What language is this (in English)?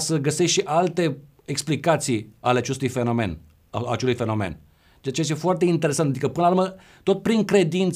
Romanian